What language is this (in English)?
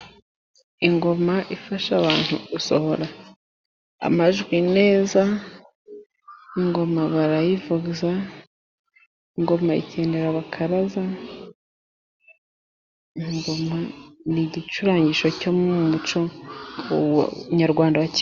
Kinyarwanda